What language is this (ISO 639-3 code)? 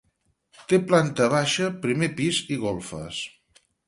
cat